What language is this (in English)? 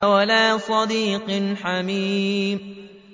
Arabic